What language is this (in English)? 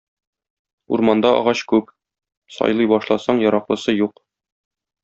Tatar